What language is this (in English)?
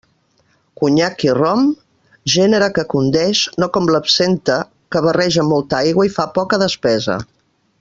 Catalan